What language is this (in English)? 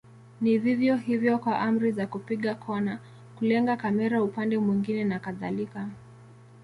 Swahili